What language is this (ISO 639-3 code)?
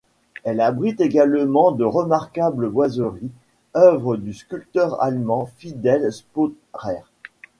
fra